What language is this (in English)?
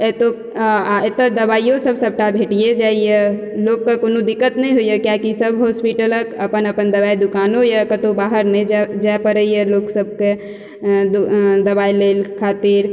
Maithili